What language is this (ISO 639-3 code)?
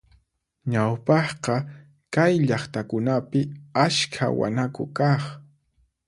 qxp